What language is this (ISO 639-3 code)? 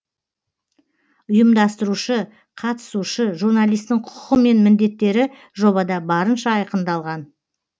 kaz